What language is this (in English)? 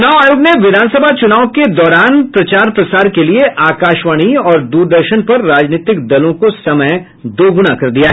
Hindi